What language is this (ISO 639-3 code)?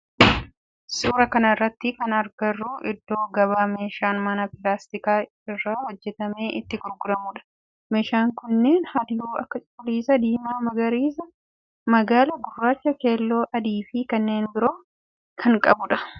orm